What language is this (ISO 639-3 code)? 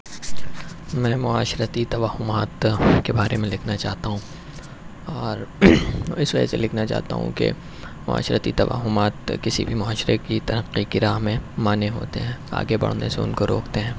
urd